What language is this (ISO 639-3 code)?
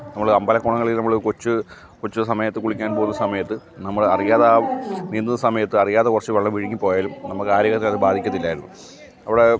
mal